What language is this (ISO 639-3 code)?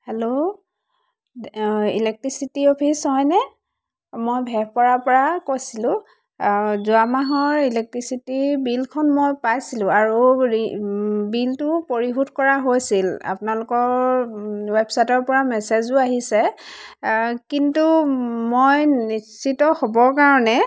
asm